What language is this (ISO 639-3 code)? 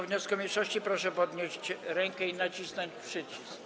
pol